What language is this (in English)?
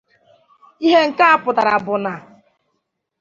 Igbo